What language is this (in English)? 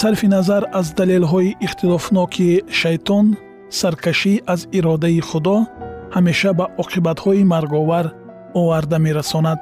Persian